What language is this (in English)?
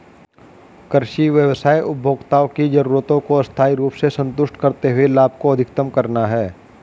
Hindi